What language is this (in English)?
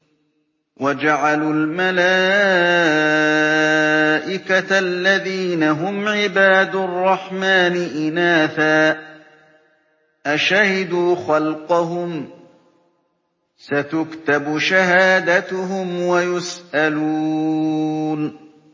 Arabic